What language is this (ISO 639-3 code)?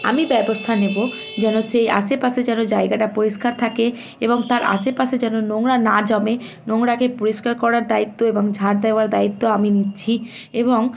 ben